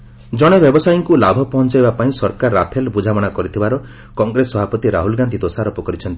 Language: Odia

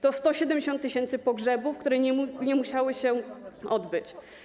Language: Polish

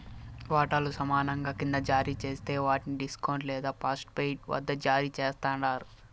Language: Telugu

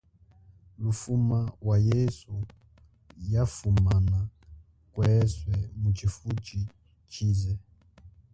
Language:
Chokwe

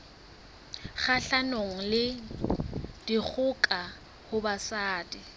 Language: Southern Sotho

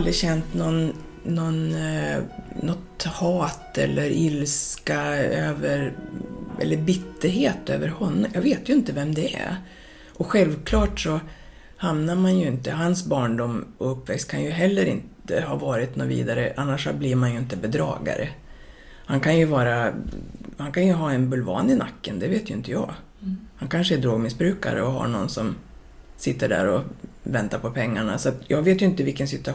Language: Swedish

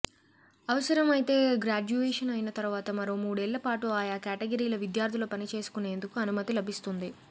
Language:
Telugu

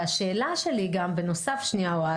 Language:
Hebrew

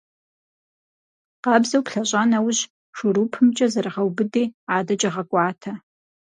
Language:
Kabardian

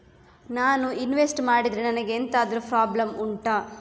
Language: Kannada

